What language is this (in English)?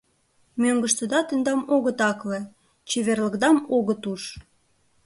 Mari